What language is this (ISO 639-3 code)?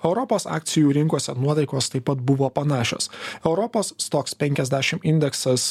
lit